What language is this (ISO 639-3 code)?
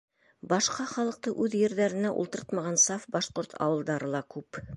bak